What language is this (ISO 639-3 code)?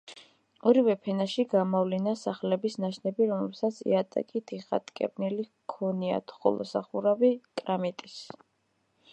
kat